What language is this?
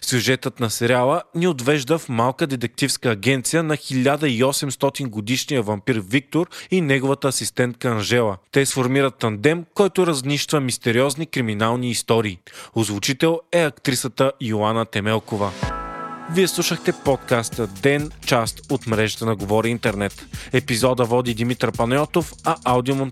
Bulgarian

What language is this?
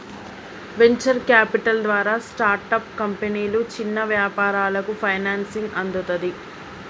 Telugu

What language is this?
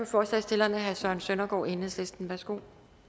Danish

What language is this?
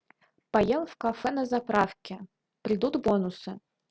Russian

